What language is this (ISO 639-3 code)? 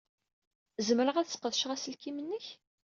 kab